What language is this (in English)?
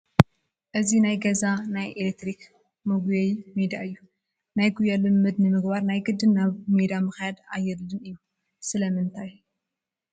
Tigrinya